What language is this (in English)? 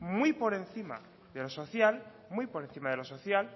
Spanish